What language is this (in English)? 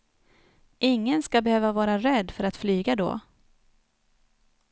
Swedish